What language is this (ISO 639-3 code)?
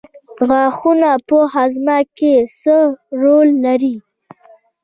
pus